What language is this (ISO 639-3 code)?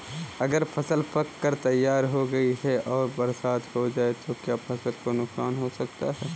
hin